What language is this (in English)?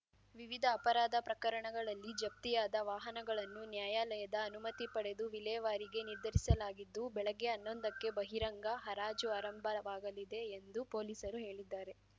Kannada